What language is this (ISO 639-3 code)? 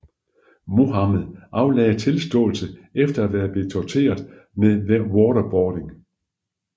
dan